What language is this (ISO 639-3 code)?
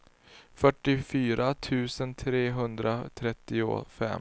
swe